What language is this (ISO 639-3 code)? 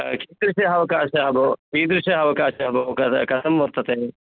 san